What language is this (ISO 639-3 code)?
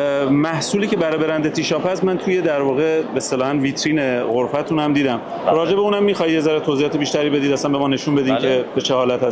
fas